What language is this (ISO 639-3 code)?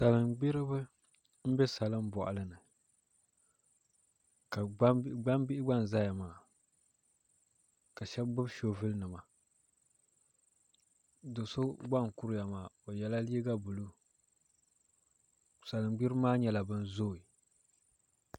dag